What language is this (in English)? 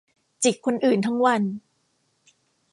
Thai